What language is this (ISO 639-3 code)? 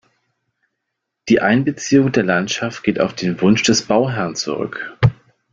deu